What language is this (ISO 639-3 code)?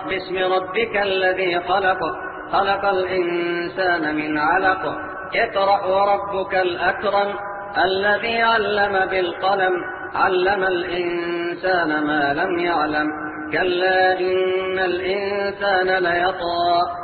ara